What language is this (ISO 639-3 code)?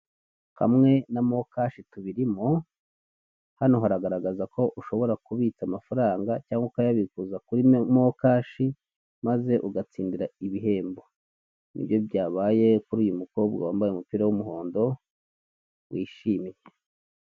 kin